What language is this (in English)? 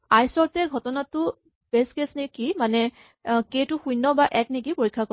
Assamese